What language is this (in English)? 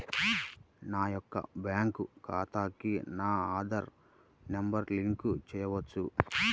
Telugu